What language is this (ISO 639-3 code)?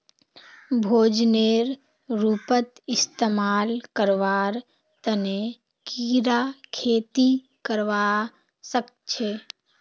mag